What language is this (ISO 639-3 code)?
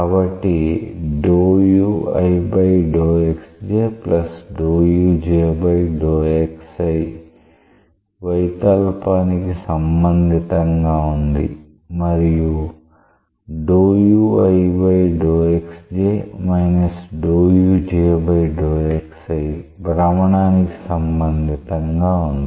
tel